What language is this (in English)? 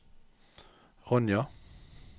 Norwegian